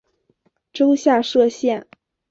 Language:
Chinese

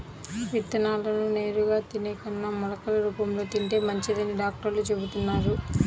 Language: Telugu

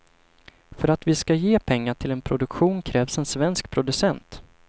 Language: Swedish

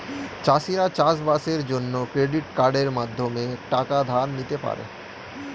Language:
Bangla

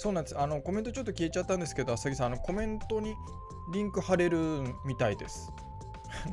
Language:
Japanese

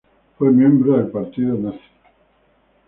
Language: Spanish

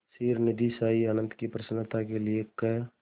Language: Hindi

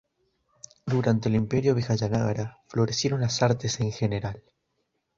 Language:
Spanish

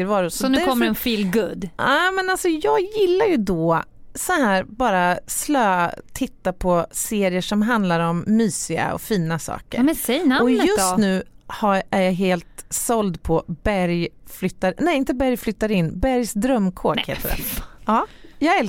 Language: Swedish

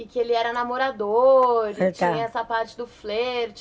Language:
Portuguese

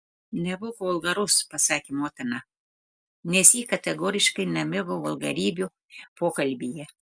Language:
Lithuanian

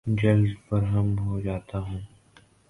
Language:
Urdu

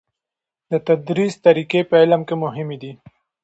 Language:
Pashto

